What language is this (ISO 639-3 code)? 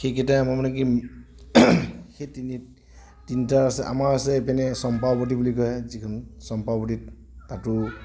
asm